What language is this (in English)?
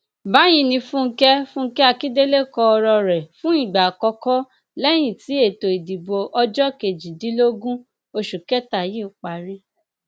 Yoruba